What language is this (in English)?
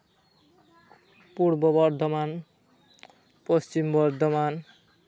Santali